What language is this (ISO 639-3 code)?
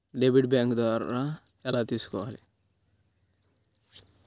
tel